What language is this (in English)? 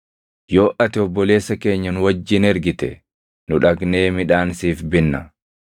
Oromo